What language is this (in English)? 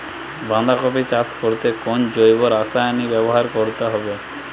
Bangla